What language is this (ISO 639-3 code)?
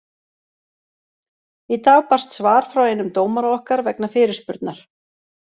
isl